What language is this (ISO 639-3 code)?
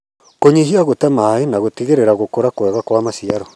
kik